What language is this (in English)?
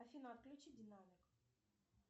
Russian